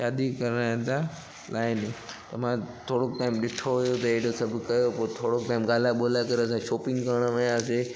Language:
Sindhi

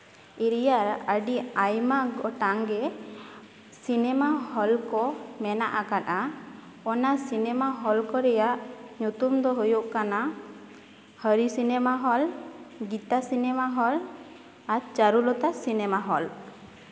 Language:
Santali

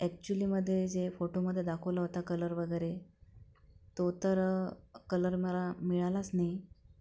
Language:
Marathi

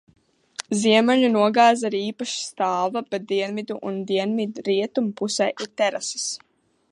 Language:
Latvian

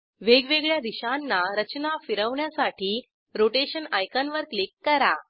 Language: Marathi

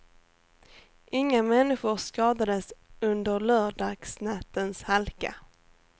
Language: Swedish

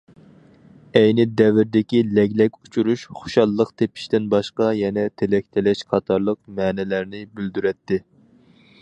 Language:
Uyghur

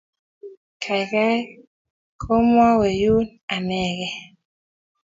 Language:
Kalenjin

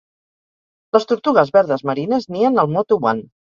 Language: Catalan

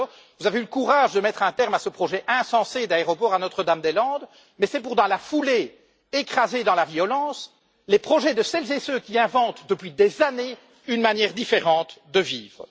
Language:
French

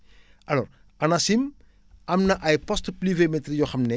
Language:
Wolof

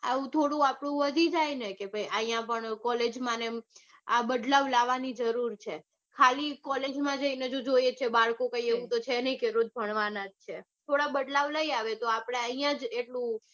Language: Gujarati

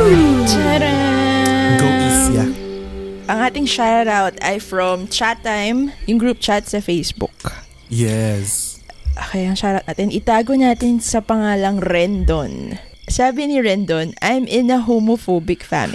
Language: Filipino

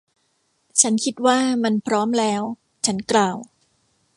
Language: Thai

